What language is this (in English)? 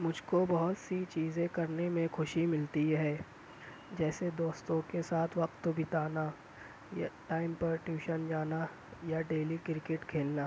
Urdu